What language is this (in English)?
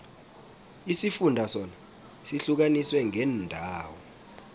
South Ndebele